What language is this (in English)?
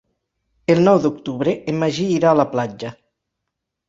Catalan